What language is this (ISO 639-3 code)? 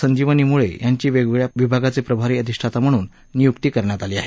mar